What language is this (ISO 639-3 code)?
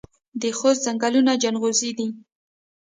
pus